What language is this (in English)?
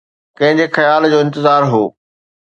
Sindhi